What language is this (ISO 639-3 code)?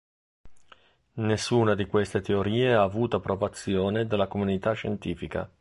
ita